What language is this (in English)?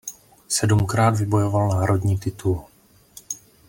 Czech